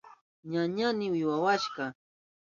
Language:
Southern Pastaza Quechua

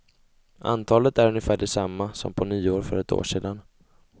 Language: Swedish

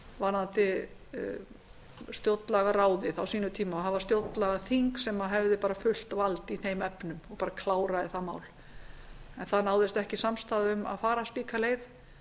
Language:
Icelandic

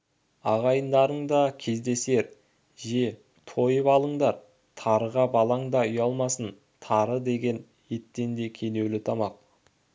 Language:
Kazakh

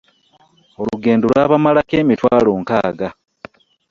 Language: Ganda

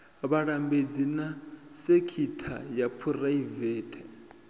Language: Venda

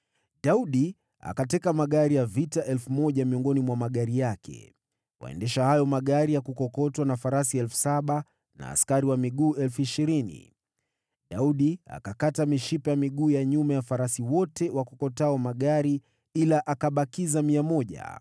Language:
Swahili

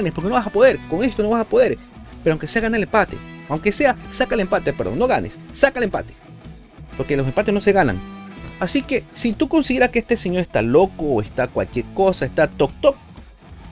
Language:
Spanish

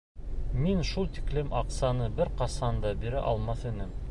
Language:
Bashkir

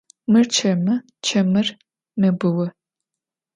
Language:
Adyghe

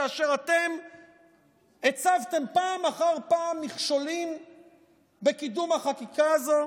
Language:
Hebrew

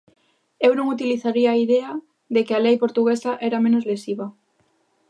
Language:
Galician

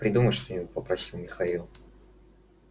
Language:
Russian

